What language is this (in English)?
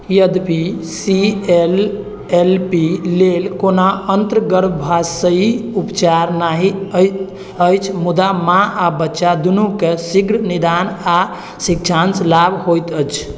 Maithili